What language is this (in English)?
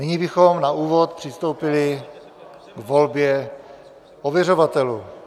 Czech